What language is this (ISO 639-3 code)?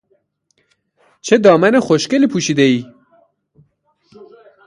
fas